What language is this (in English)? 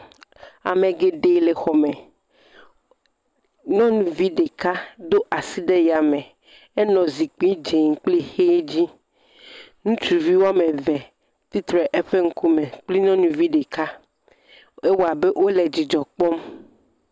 Ewe